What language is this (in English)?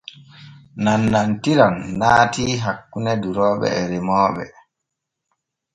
Borgu Fulfulde